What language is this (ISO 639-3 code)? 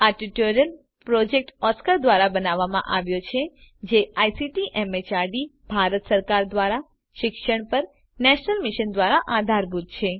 guj